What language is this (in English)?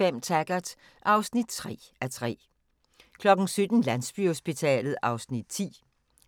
Danish